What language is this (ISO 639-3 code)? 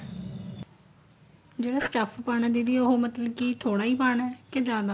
pan